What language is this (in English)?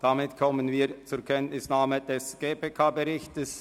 Swiss German